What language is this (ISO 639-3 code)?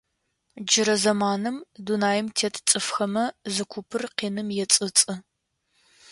ady